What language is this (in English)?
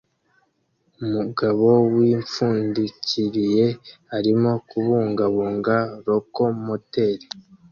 Kinyarwanda